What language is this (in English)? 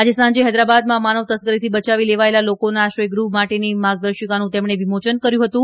Gujarati